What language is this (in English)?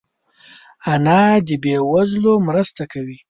Pashto